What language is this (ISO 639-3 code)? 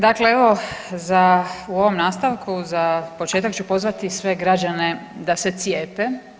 hrv